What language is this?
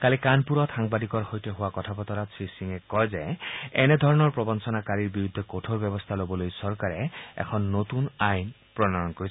Assamese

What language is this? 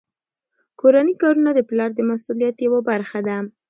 Pashto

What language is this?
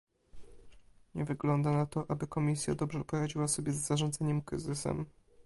Polish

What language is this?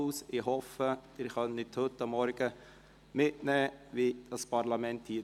Swiss German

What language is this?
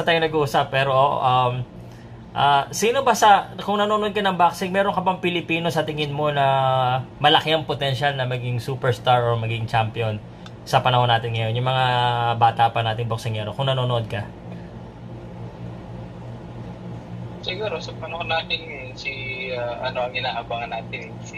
Filipino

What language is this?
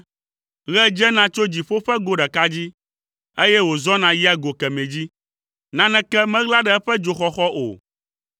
Ewe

